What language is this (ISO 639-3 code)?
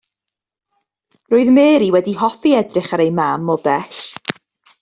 cym